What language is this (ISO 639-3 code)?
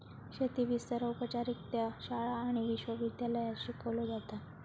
mar